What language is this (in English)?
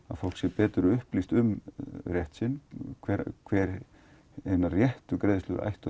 Icelandic